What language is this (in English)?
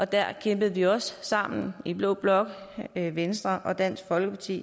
Danish